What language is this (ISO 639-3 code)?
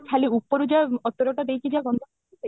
ori